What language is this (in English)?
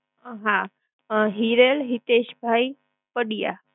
Gujarati